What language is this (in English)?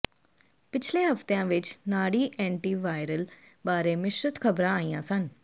Punjabi